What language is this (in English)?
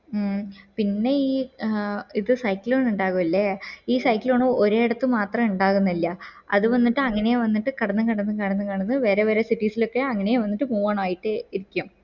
Malayalam